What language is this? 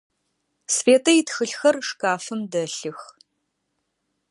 Adyghe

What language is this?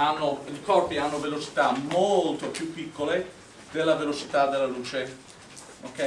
Italian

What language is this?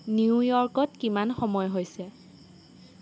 Assamese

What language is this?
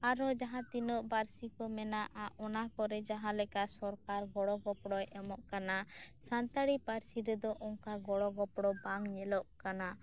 Santali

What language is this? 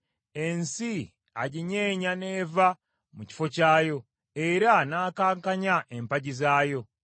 Ganda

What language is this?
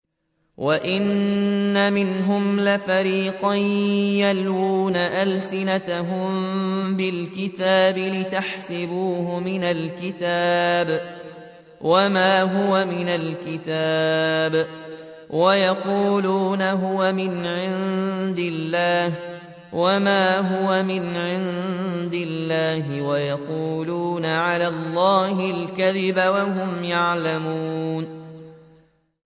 Arabic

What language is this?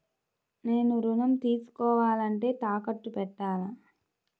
Telugu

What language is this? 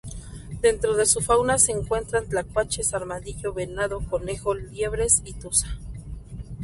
Spanish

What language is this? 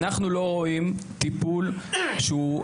Hebrew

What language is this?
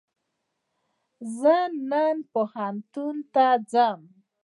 Pashto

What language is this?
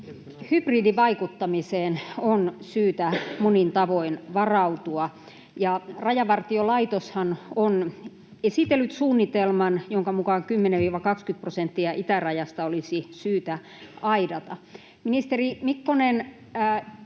Finnish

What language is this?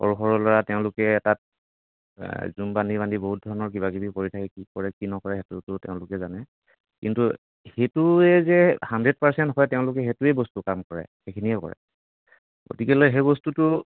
Assamese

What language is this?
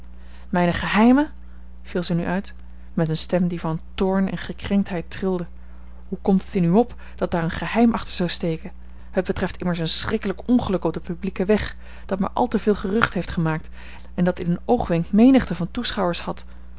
Dutch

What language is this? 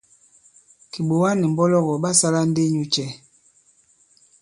Bankon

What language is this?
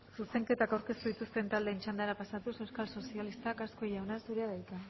Basque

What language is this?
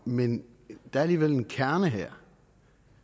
Danish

